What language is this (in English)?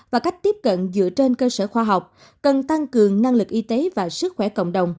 Vietnamese